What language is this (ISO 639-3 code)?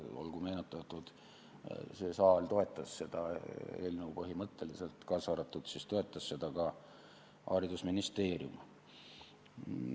est